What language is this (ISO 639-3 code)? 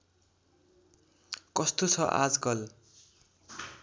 nep